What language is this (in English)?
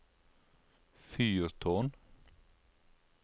Norwegian